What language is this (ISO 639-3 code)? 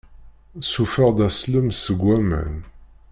kab